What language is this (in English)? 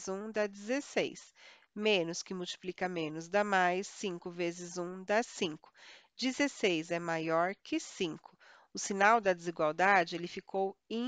Portuguese